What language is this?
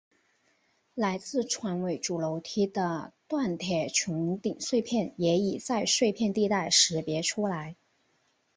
Chinese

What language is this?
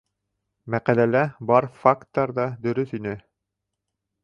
Bashkir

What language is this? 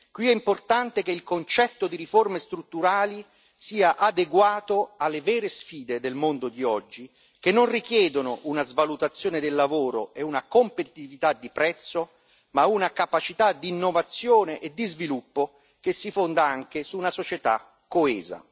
Italian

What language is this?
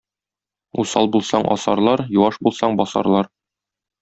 Tatar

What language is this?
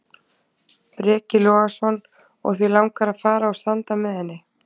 Icelandic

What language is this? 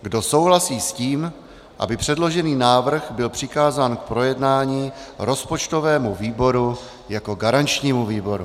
Czech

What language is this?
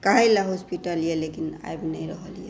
Maithili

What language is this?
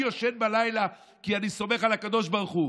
Hebrew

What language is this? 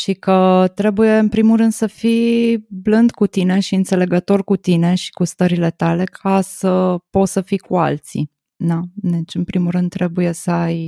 Romanian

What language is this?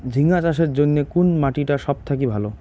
Bangla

